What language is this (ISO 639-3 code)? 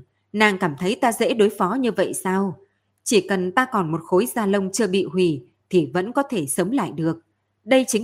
vie